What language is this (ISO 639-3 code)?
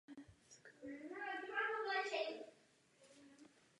ces